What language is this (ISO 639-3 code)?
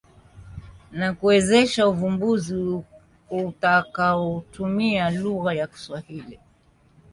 swa